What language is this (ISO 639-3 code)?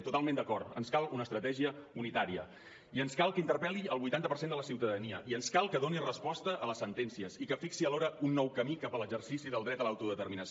cat